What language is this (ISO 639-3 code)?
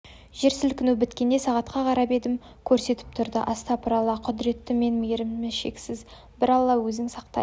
kaz